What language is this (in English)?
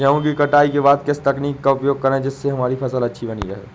Hindi